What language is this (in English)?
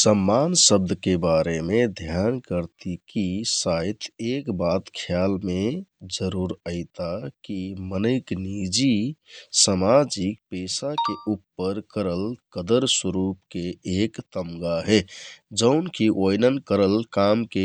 Kathoriya Tharu